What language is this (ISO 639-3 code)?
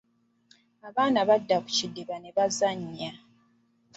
lug